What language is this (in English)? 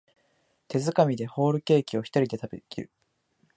Japanese